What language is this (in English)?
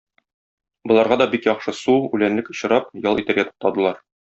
Tatar